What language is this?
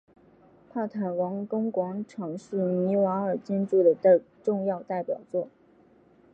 Chinese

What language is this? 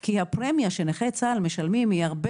Hebrew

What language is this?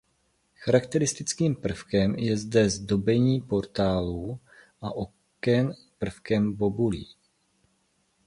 Czech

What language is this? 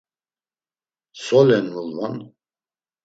Laz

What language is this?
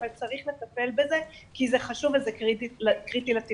Hebrew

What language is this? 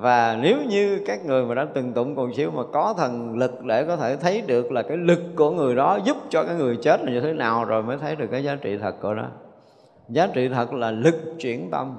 Vietnamese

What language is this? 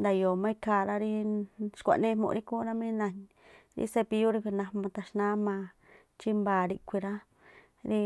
Tlacoapa Me'phaa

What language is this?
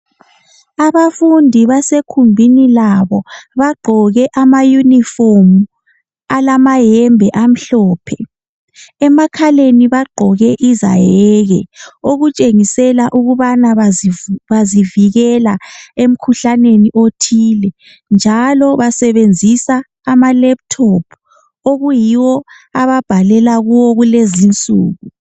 North Ndebele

